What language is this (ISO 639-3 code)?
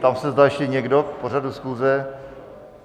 ces